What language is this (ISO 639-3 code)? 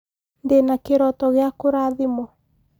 kik